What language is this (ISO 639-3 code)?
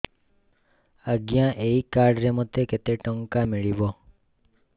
ori